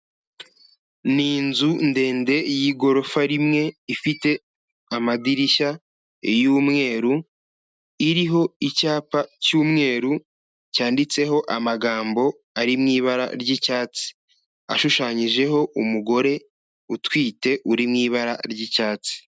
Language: Kinyarwanda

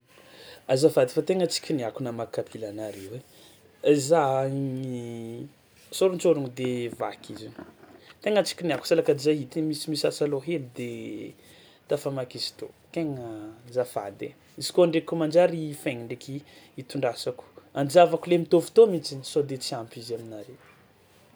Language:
Tsimihety Malagasy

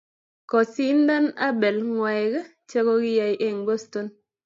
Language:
Kalenjin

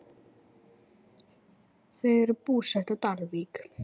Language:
Icelandic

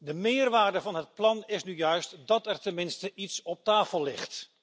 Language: Dutch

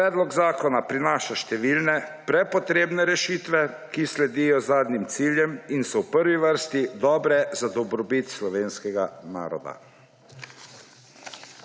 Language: Slovenian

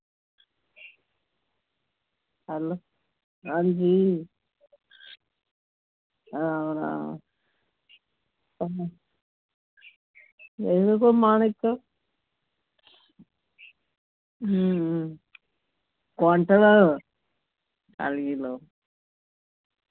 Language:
Dogri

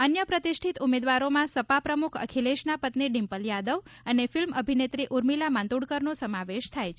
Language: Gujarati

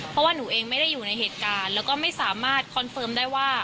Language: Thai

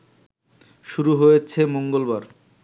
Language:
Bangla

